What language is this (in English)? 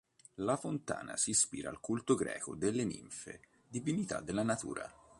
Italian